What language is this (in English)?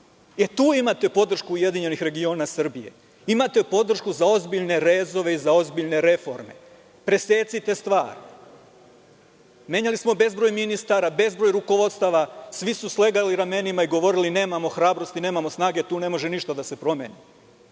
Serbian